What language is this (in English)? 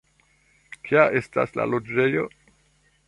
Esperanto